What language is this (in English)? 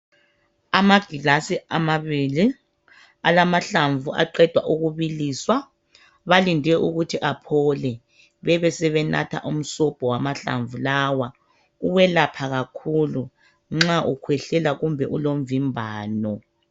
North Ndebele